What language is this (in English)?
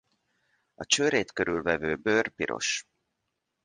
Hungarian